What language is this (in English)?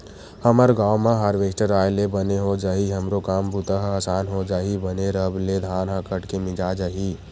Chhattisgarhi